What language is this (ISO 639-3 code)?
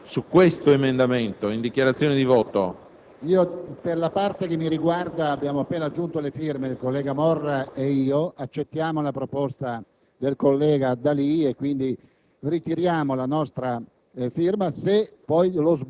ita